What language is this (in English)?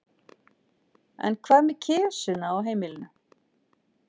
Icelandic